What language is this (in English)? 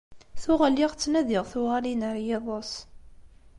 Kabyle